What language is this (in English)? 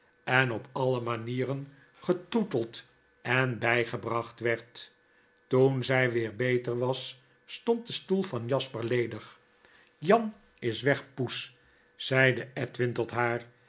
Dutch